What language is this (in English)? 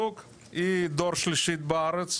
Hebrew